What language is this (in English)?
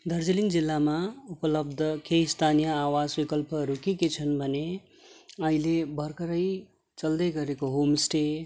Nepali